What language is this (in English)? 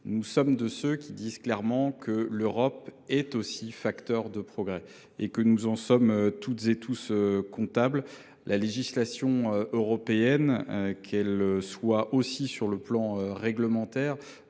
French